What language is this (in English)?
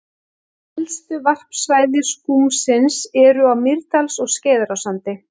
Icelandic